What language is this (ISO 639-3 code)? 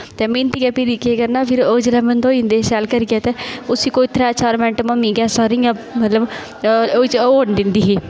doi